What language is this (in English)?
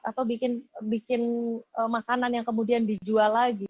Indonesian